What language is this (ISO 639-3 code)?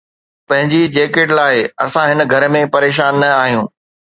snd